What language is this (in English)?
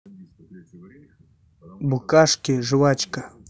Russian